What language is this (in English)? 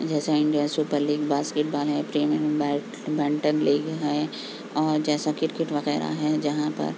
Urdu